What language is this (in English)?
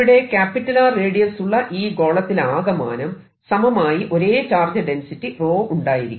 Malayalam